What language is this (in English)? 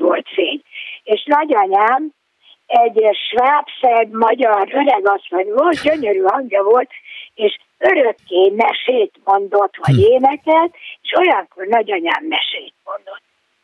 Hungarian